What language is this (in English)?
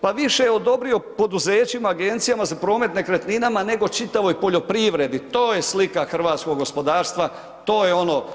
Croatian